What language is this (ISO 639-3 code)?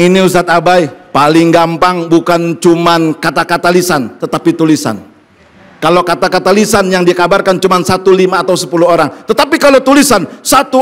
ind